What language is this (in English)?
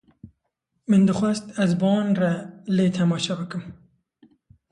Kurdish